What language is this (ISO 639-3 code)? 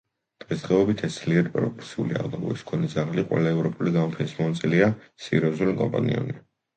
kat